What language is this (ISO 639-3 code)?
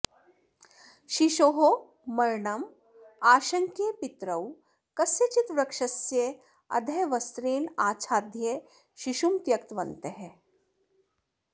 san